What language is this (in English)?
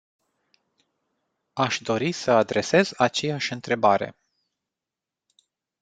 Romanian